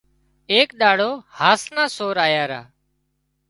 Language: Wadiyara Koli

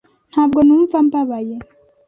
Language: Kinyarwanda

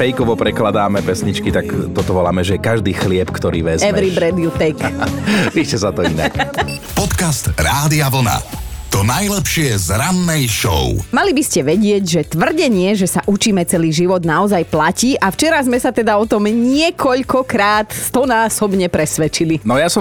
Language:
Slovak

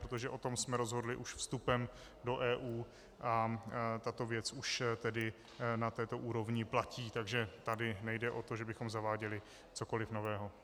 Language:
Czech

